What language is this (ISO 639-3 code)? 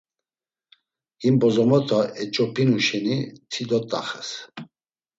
lzz